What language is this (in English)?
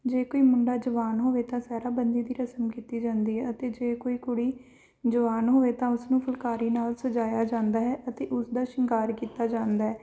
Punjabi